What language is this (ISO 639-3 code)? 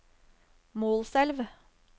nor